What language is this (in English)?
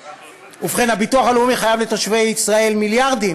Hebrew